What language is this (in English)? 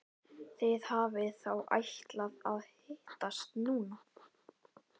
Icelandic